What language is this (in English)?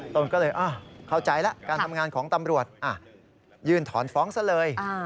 Thai